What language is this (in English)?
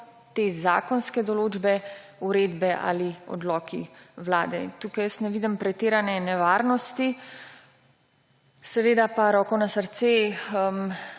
Slovenian